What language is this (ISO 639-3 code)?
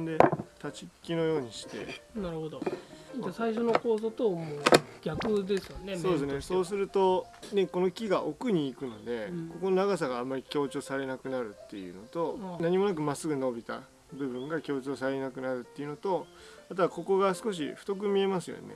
jpn